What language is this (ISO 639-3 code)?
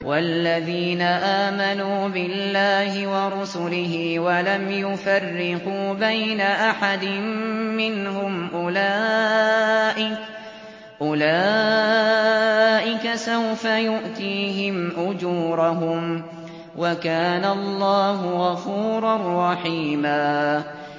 ara